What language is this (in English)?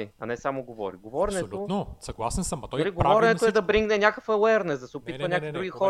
Bulgarian